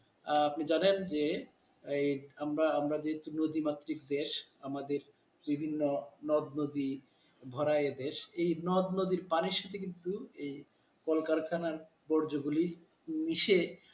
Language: Bangla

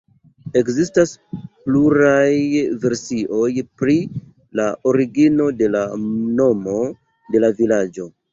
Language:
Esperanto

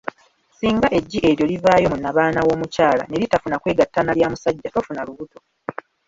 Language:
Ganda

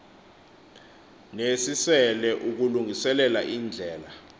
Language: Xhosa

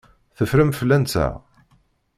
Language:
Kabyle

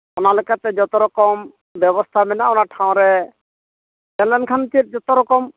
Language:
Santali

